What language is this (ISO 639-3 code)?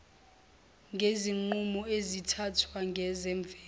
zul